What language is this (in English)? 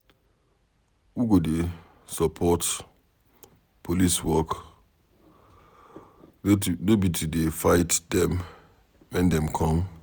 Nigerian Pidgin